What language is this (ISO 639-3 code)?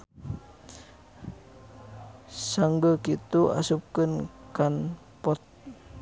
sun